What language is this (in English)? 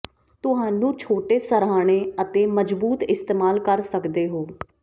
Punjabi